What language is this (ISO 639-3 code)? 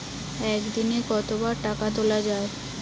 ben